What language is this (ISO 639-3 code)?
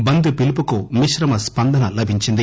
tel